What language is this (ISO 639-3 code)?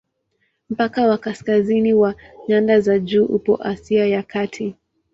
swa